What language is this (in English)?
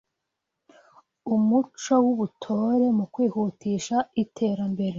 Kinyarwanda